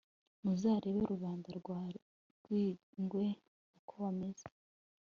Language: Kinyarwanda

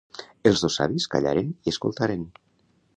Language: Catalan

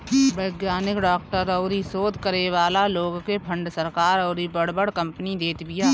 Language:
Bhojpuri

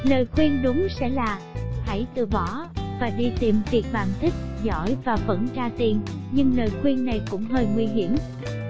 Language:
Vietnamese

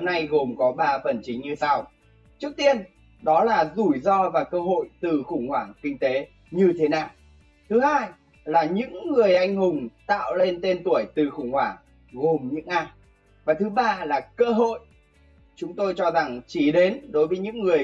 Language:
Vietnamese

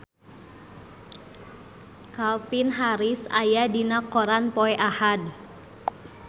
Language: Sundanese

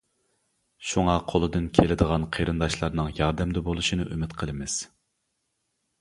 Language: Uyghur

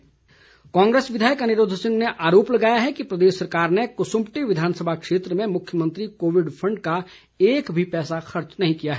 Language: Hindi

